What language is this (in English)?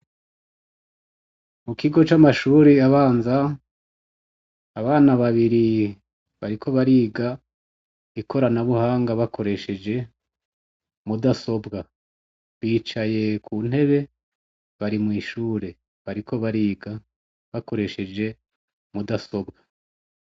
Rundi